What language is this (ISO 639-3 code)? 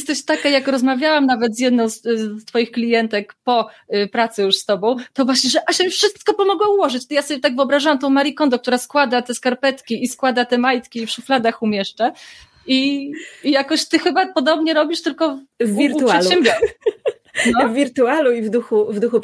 pol